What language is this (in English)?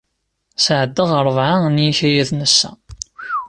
Kabyle